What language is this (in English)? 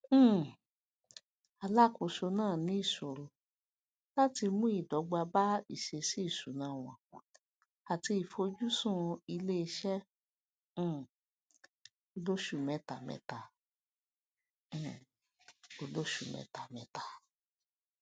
Yoruba